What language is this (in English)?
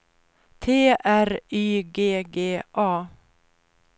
Swedish